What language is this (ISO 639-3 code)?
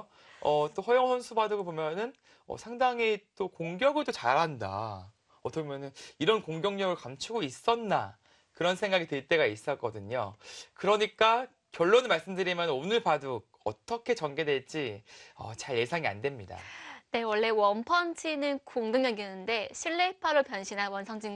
kor